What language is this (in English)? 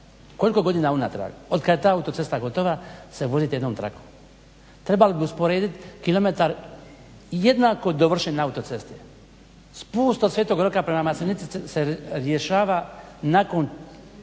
Croatian